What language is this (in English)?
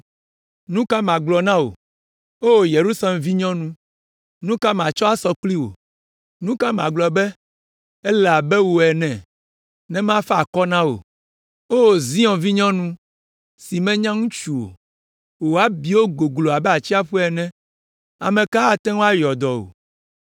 Ewe